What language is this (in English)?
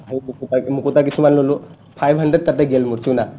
Assamese